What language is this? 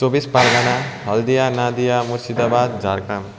Nepali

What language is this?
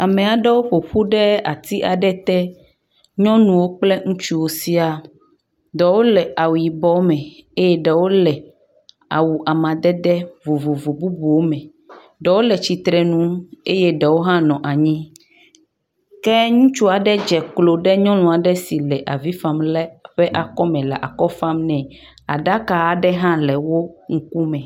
Ewe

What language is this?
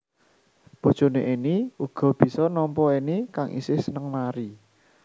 Javanese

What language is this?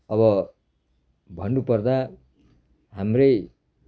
Nepali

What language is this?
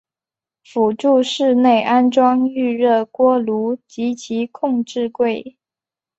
Chinese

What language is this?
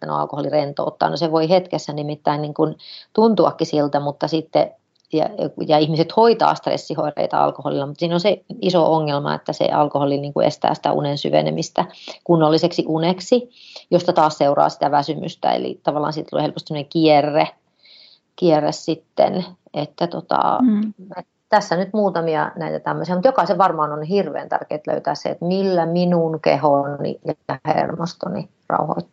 Finnish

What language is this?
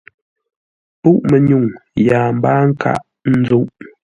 Ngombale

